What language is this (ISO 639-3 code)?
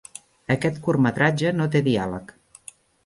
cat